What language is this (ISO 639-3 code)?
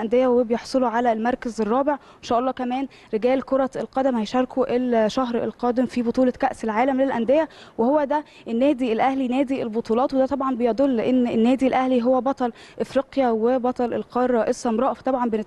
ara